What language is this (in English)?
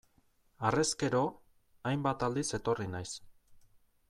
Basque